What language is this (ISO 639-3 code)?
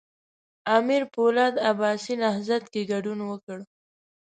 pus